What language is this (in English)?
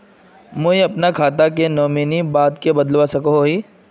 Magahi